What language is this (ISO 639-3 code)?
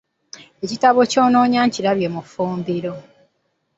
lug